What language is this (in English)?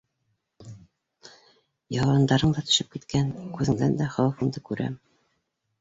Bashkir